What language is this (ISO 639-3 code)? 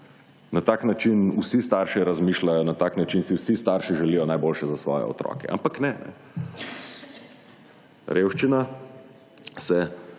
slv